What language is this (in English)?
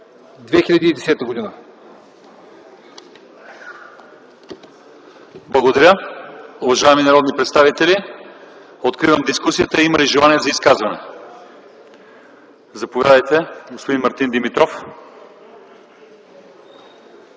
Bulgarian